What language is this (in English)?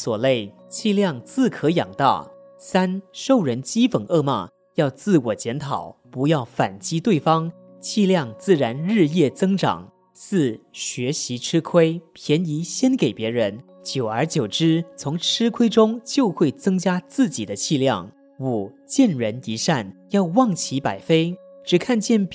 Chinese